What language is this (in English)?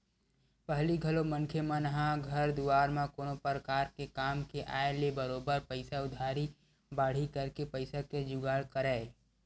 Chhattisgarhi